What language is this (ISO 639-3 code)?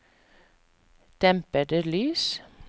nor